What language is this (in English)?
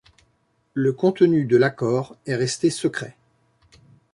French